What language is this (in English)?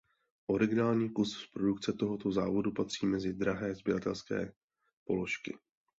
Czech